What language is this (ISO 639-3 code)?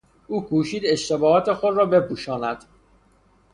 fas